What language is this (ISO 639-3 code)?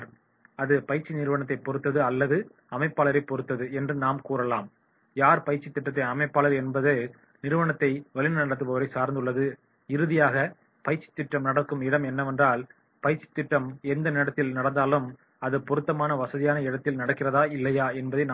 tam